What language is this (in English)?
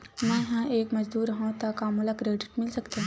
Chhattisgarhi